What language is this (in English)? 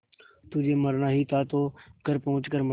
Hindi